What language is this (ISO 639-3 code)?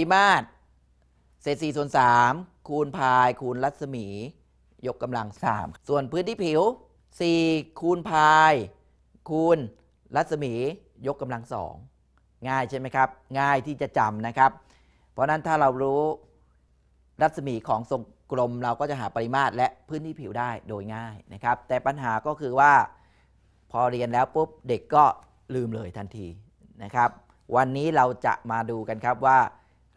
tha